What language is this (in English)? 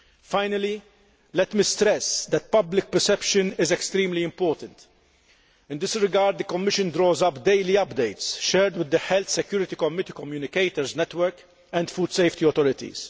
English